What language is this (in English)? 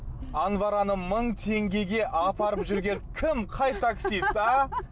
Kazakh